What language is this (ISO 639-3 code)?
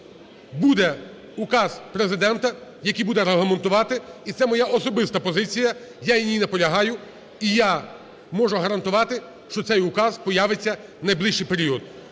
ukr